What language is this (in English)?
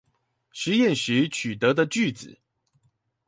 Chinese